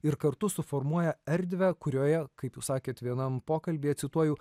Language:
Lithuanian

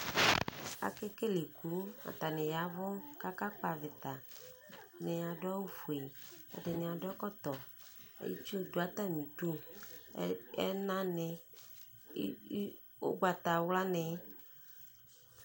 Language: Ikposo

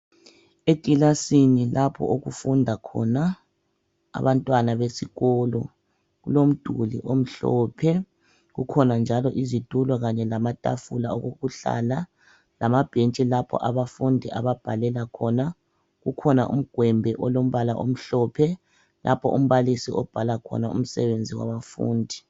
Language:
North Ndebele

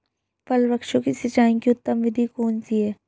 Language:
Hindi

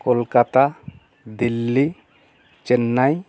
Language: Bangla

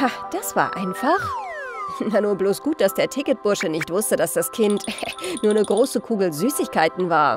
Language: German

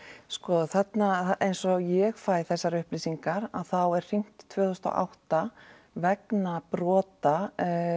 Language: Icelandic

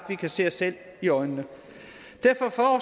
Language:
Danish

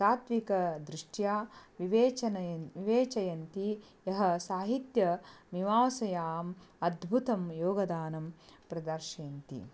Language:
Sanskrit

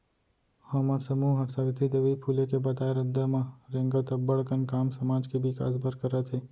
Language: Chhattisgarhi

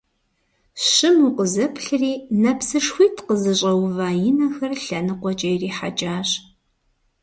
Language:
Kabardian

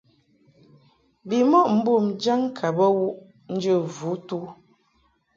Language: Mungaka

